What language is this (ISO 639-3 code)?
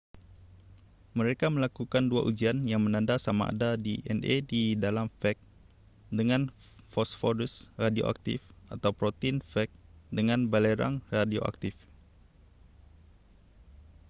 msa